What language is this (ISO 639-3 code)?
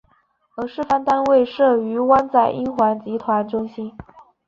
zho